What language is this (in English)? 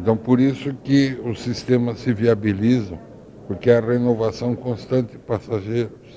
Portuguese